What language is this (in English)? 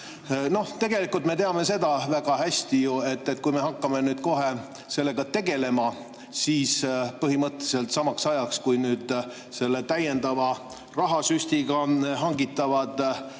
Estonian